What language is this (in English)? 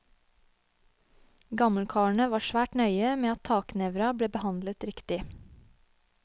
Norwegian